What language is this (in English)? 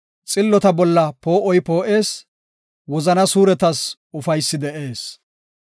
Gofa